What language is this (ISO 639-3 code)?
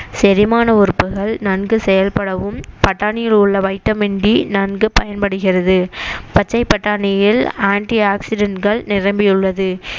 tam